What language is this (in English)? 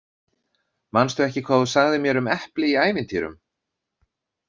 Icelandic